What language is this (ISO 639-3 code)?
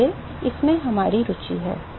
hin